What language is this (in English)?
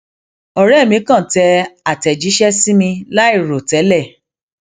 Yoruba